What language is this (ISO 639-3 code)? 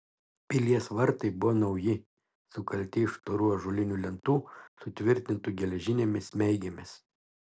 lit